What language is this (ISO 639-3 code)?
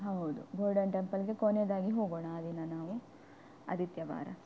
kan